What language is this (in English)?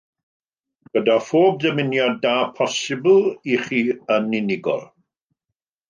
Welsh